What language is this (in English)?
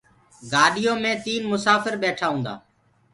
Gurgula